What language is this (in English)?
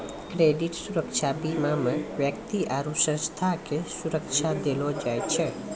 Maithili